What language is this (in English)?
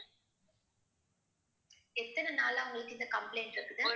Tamil